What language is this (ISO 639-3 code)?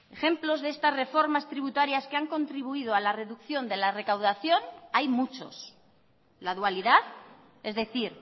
spa